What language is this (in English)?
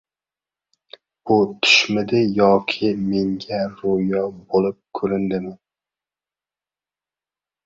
Uzbek